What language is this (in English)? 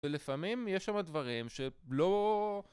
Hebrew